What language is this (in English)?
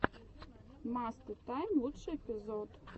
Russian